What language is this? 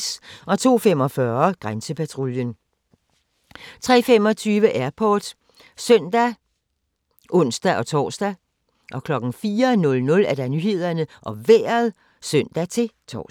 Danish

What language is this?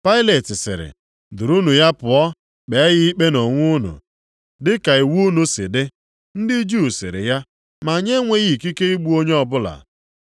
Igbo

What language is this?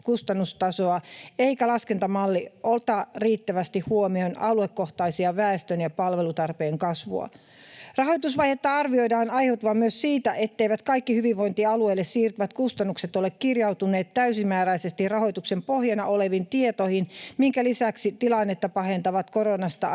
Finnish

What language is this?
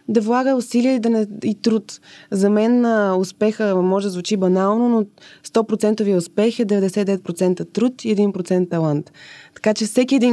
Bulgarian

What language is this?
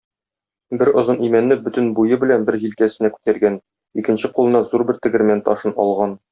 Tatar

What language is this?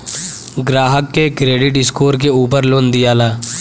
Bhojpuri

